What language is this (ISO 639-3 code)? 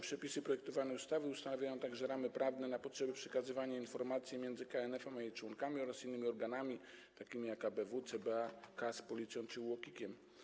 pol